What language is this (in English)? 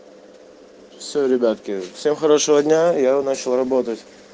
Russian